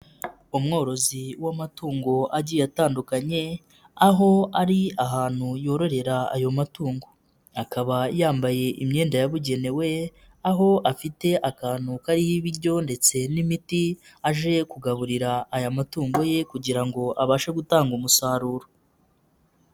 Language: Kinyarwanda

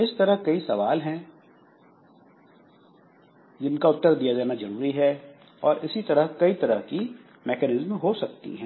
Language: Hindi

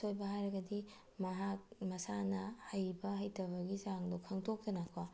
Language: Manipuri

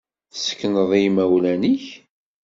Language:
Kabyle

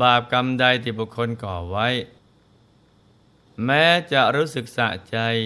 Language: Thai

